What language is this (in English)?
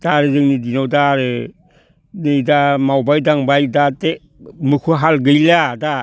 Bodo